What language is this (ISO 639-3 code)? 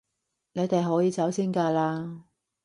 yue